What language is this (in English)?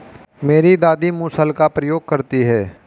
Hindi